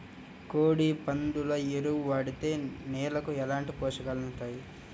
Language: Telugu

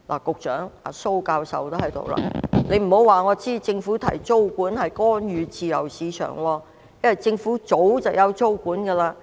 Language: Cantonese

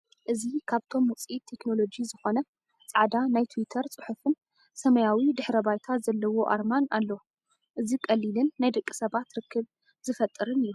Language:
Tigrinya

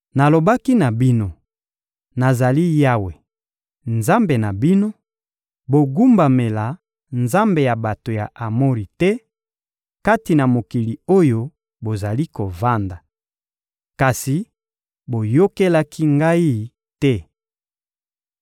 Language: Lingala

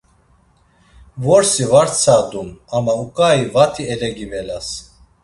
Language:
Laz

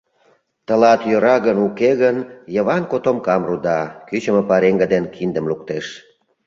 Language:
Mari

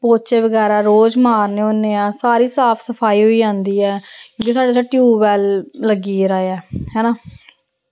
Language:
Dogri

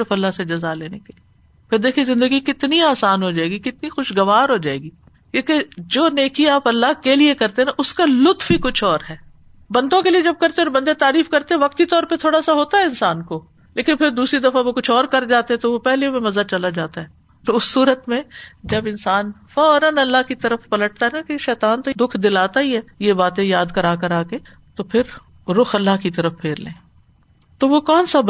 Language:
Urdu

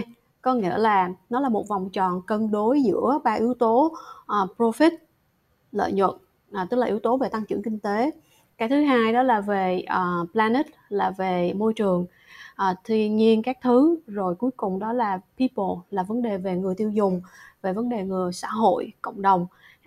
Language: Vietnamese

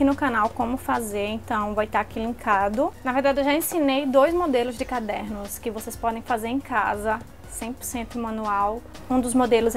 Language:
Portuguese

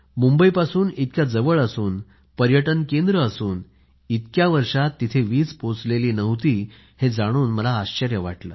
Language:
Marathi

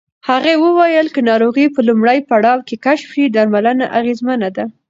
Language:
Pashto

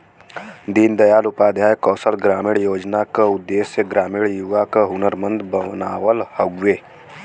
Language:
Bhojpuri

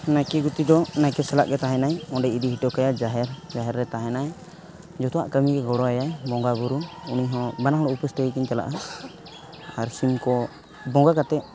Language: Santali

